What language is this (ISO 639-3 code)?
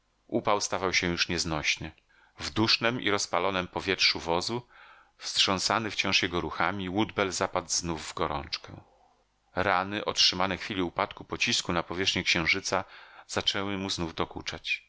pol